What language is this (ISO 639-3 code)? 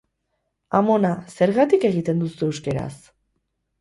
eus